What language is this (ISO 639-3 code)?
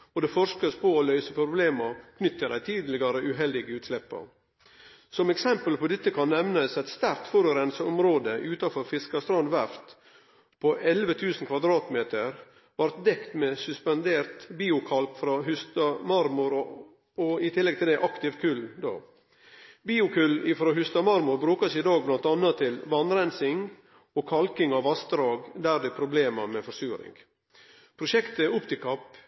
nno